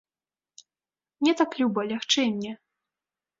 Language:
Belarusian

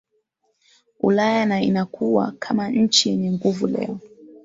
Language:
Swahili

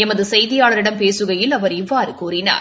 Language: Tamil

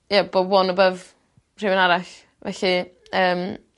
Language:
Welsh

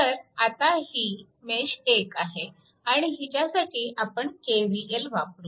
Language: Marathi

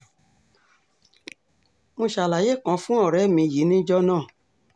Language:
Yoruba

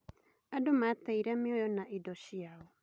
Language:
Kikuyu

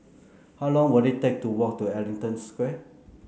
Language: English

